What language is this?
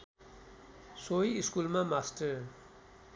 Nepali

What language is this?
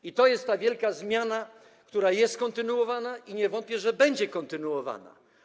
Polish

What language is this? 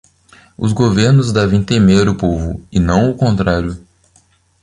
Portuguese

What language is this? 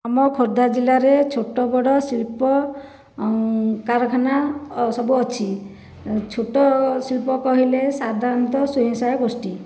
Odia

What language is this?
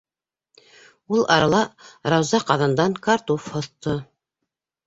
Bashkir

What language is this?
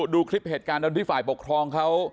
Thai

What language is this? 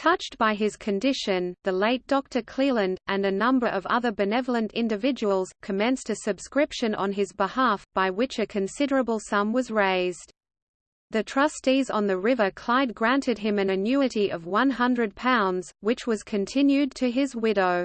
English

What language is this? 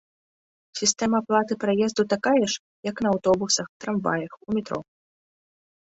Belarusian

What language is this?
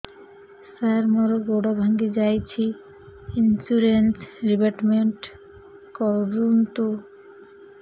Odia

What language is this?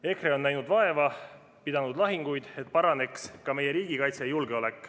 Estonian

